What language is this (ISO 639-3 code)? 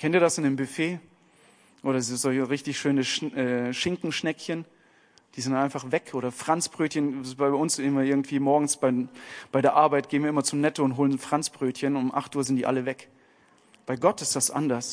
deu